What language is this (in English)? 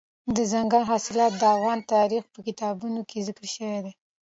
Pashto